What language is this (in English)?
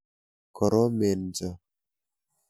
Kalenjin